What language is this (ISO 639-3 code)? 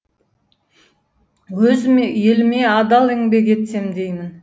kaz